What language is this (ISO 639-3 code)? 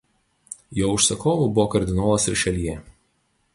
lit